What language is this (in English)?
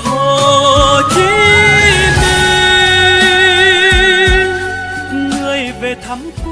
Vietnamese